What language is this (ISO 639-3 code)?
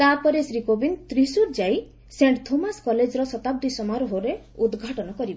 ori